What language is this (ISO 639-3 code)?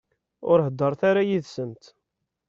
kab